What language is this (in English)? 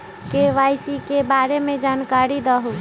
Magahi